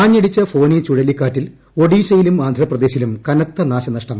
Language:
Malayalam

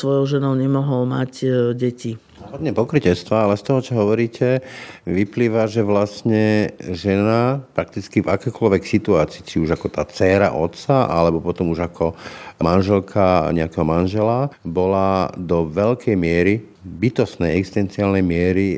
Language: Slovak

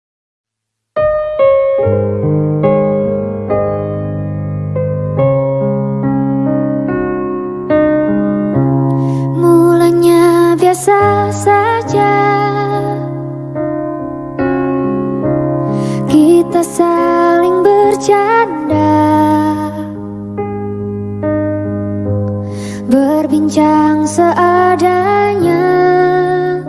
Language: Indonesian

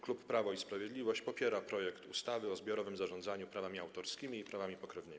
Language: Polish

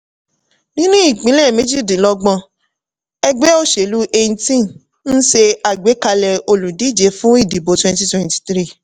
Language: Yoruba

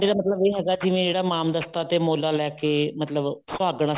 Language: Punjabi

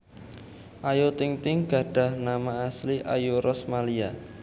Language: Javanese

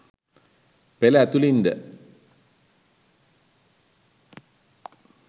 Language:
Sinhala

